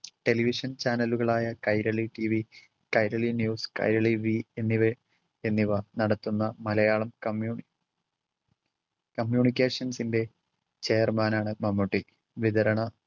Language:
Malayalam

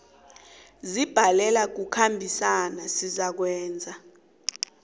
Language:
South Ndebele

